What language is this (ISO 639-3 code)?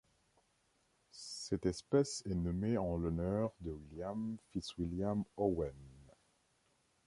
fra